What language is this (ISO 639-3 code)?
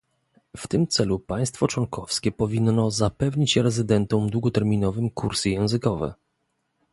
pol